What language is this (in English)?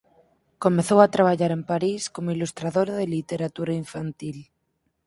Galician